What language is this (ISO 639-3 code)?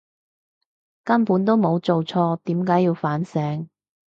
yue